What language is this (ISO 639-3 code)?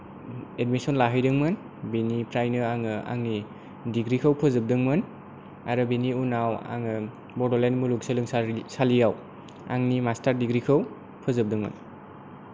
brx